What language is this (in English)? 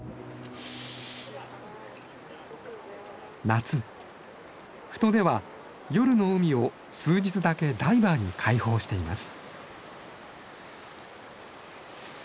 Japanese